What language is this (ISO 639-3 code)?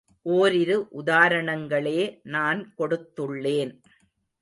tam